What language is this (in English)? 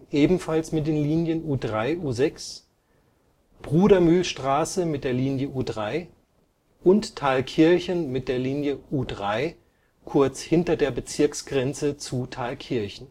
German